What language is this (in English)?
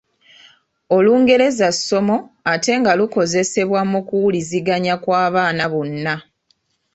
Ganda